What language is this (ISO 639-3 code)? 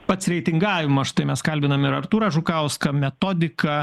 lit